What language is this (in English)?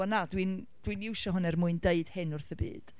Welsh